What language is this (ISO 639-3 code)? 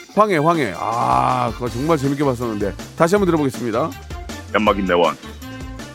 kor